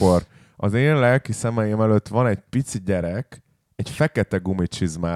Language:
Hungarian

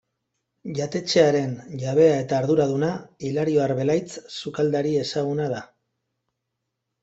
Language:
Basque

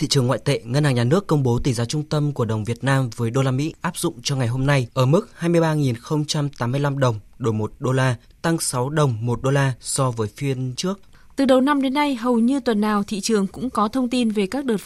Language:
Vietnamese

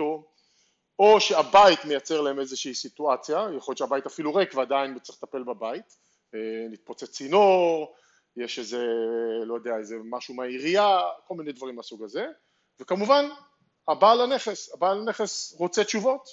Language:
Hebrew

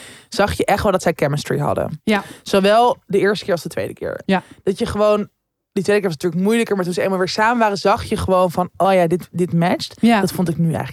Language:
Dutch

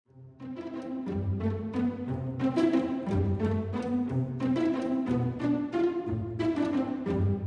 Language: Korean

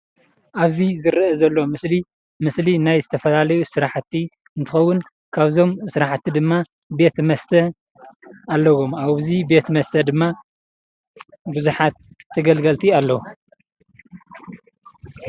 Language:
Tigrinya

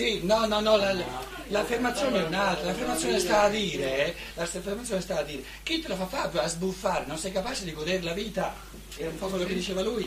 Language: Italian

